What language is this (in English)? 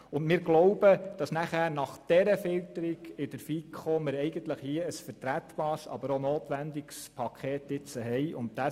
Swiss German